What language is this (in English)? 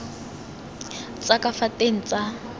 Tswana